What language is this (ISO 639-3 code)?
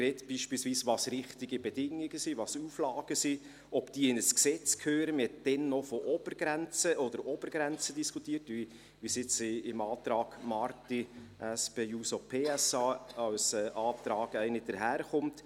gsw